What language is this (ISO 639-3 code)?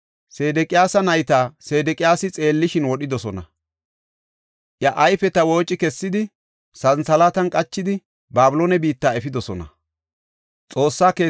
gof